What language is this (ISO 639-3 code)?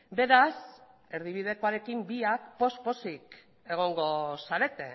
eus